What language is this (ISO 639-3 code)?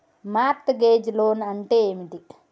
tel